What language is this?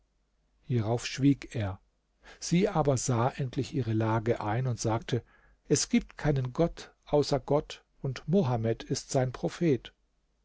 German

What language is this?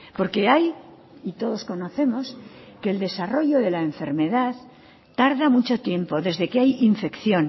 Spanish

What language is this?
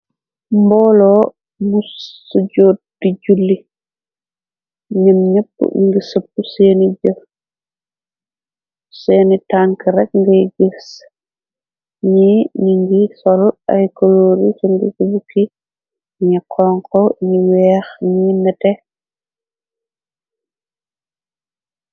Wolof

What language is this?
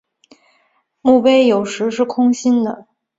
Chinese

